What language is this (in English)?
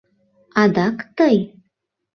Mari